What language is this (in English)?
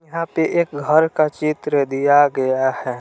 Hindi